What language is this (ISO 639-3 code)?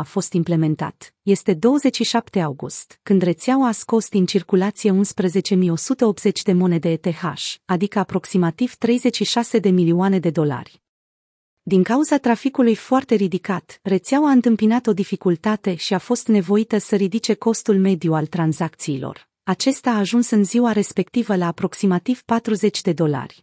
ron